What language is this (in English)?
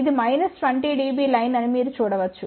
Telugu